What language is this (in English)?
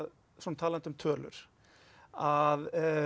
Icelandic